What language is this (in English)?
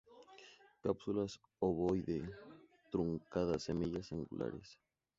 Spanish